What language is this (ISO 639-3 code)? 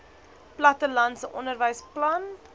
afr